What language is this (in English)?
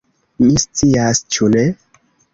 Esperanto